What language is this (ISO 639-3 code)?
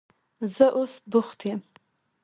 pus